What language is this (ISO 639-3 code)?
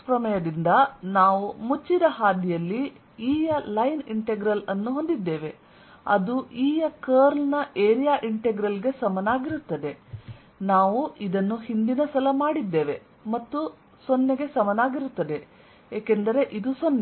kan